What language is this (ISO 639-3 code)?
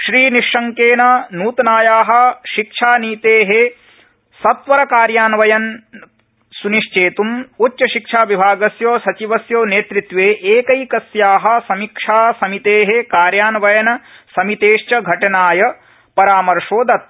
san